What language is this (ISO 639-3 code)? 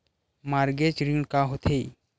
hne